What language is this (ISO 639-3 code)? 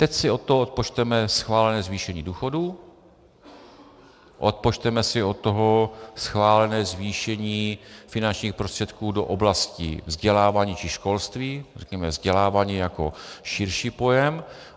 ces